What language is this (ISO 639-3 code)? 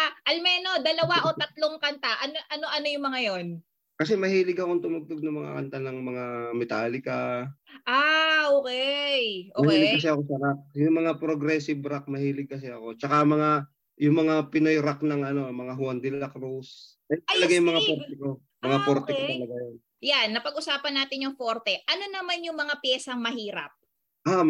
fil